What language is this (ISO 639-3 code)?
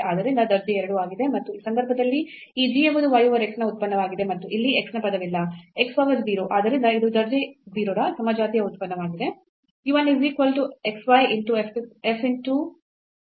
kan